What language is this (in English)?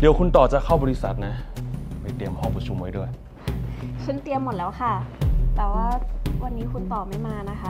Thai